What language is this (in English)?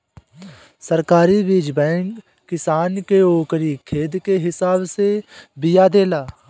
Bhojpuri